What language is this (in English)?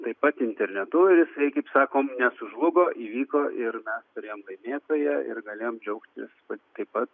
Lithuanian